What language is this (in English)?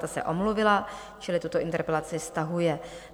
Czech